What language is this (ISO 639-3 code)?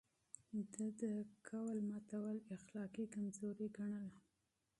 pus